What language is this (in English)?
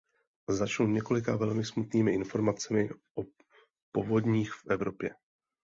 Czech